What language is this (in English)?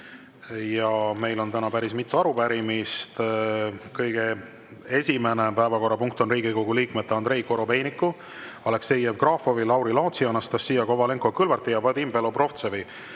Estonian